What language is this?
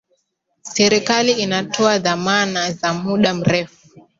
Swahili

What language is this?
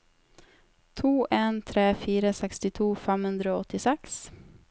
Norwegian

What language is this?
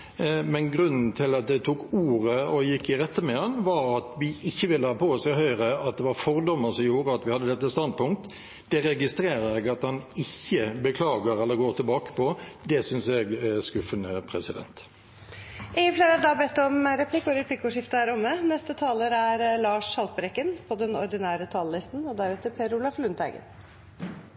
Norwegian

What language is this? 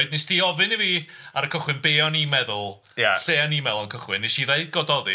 Welsh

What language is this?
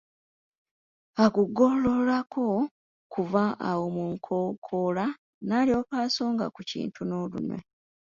Ganda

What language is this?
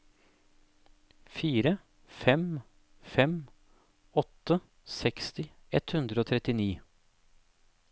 Norwegian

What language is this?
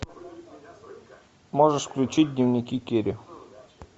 Russian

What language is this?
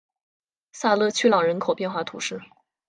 Chinese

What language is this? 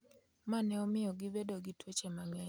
Luo (Kenya and Tanzania)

